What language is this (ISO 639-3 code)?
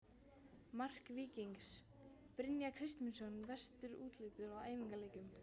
isl